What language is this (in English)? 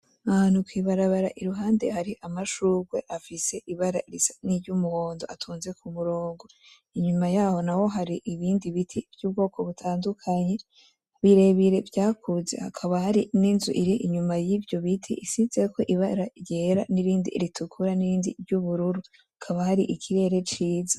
Rundi